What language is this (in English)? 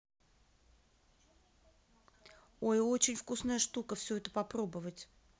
Russian